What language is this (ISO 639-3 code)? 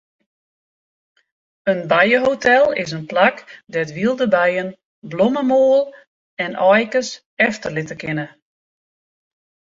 fry